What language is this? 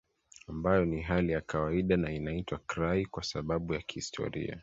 Swahili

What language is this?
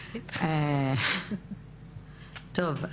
Hebrew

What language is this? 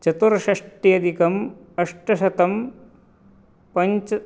Sanskrit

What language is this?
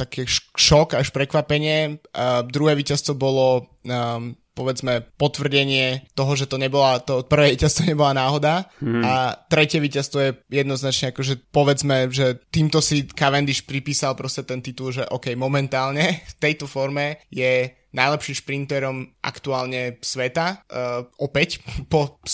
Slovak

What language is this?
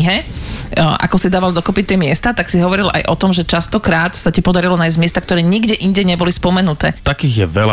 Slovak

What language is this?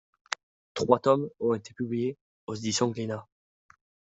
French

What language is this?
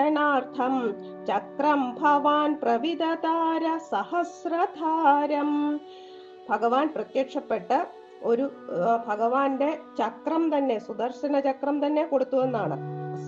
Malayalam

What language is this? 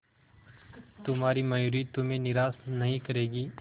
Hindi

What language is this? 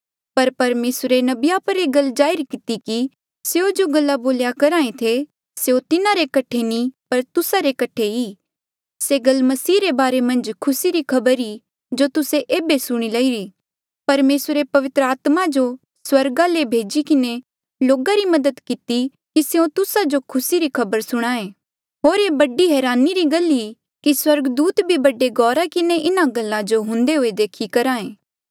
Mandeali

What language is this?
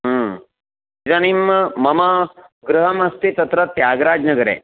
Sanskrit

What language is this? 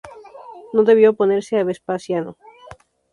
Spanish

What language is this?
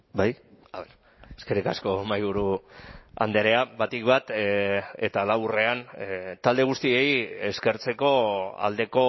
Basque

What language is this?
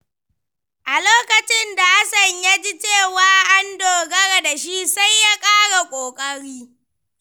Hausa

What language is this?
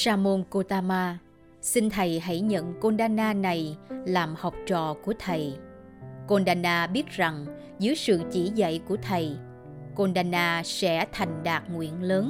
Vietnamese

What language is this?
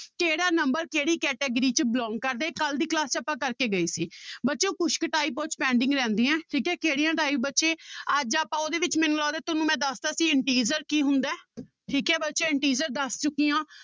Punjabi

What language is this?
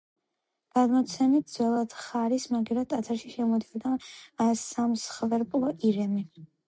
Georgian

